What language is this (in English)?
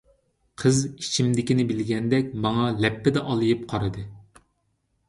Uyghur